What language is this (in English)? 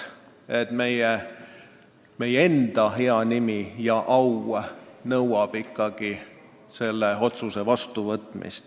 Estonian